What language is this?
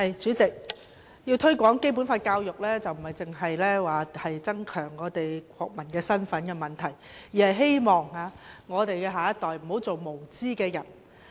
Cantonese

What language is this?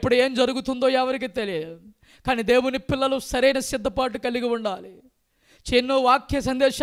Hindi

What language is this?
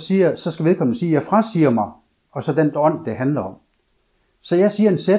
Danish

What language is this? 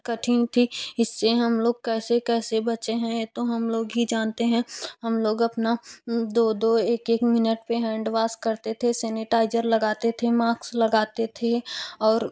Hindi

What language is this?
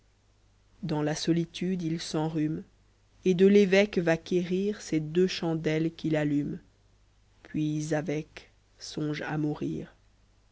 French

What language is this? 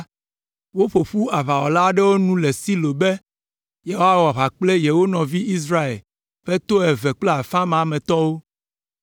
Ewe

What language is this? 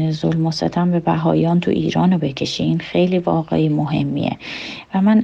Persian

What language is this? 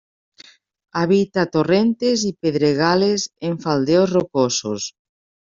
Spanish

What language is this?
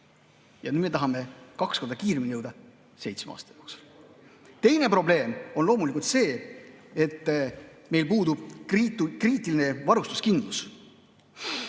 Estonian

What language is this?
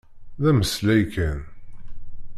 Kabyle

